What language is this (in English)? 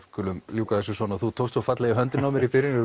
Icelandic